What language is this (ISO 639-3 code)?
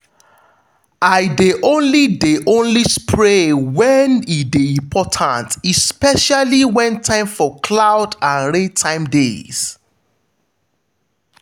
pcm